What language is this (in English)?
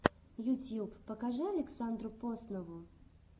Russian